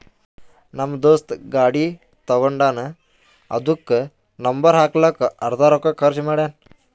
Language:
Kannada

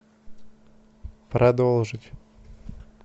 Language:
Russian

